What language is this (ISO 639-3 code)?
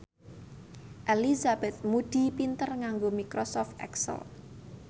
jav